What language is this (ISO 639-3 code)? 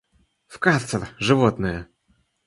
rus